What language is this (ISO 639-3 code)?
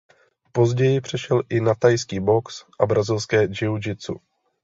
ces